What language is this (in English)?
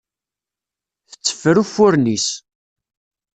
Kabyle